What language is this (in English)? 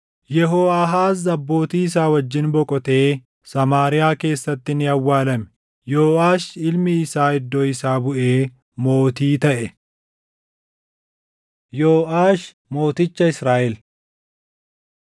Oromo